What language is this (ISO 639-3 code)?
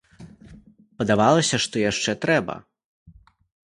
bel